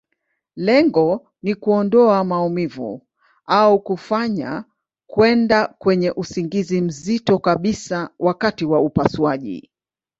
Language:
Swahili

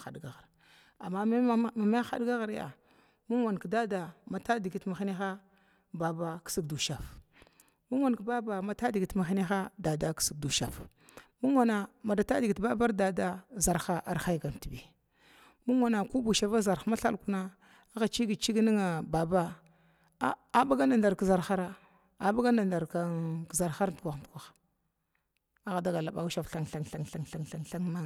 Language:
Glavda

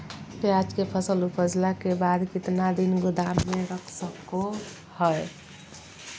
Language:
Magahi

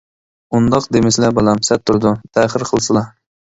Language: Uyghur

